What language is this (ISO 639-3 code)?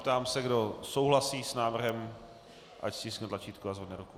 ces